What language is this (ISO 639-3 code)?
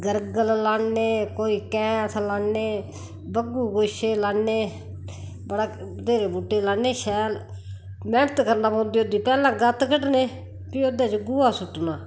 doi